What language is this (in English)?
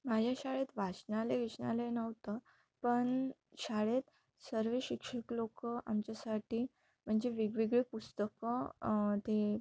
Marathi